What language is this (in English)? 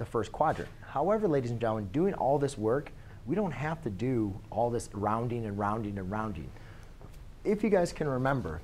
English